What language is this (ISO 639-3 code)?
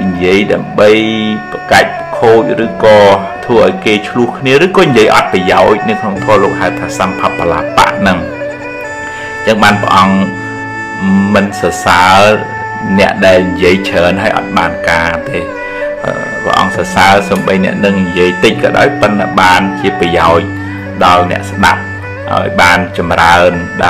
vie